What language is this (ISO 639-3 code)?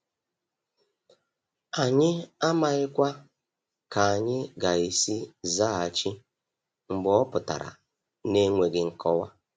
ibo